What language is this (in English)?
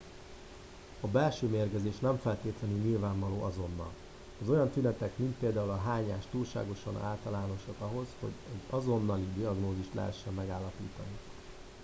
Hungarian